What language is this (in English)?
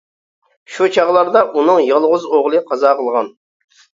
Uyghur